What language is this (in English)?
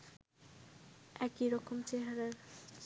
Bangla